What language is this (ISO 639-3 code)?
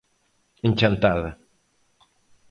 glg